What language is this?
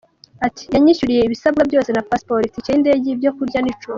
Kinyarwanda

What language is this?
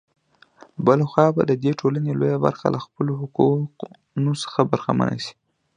Pashto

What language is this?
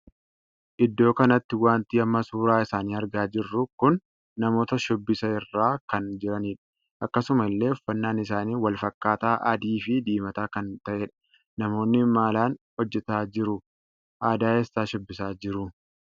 Oromo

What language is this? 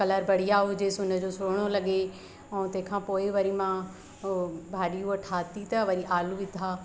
Sindhi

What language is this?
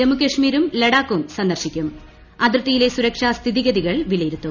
Malayalam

